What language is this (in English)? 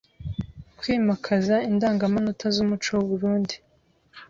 Kinyarwanda